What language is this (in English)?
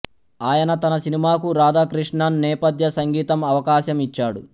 Telugu